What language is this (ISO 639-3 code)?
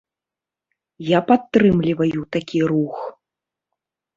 bel